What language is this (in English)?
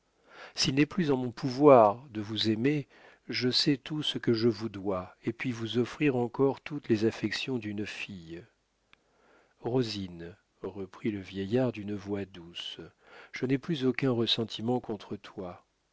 French